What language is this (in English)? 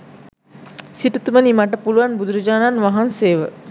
Sinhala